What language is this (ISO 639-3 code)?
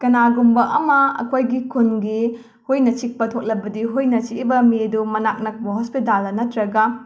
mni